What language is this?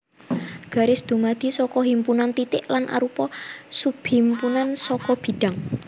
Javanese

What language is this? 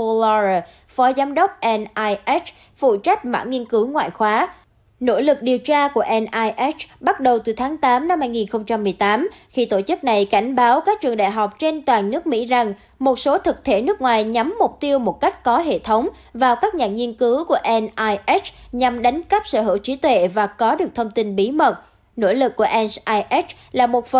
Vietnamese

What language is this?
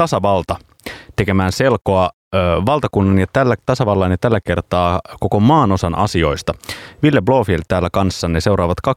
Finnish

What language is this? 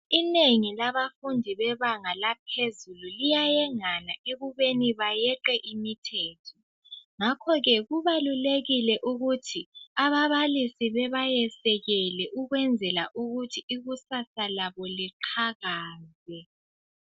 North Ndebele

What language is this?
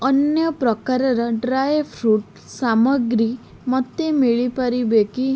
Odia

